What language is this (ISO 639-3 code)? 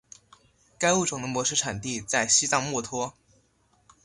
zho